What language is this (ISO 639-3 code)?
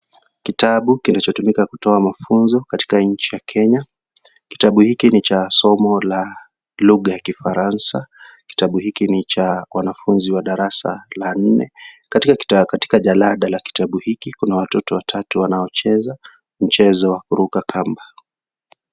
swa